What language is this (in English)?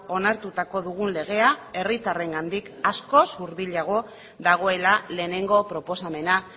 Basque